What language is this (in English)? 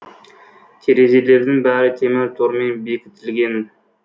Kazakh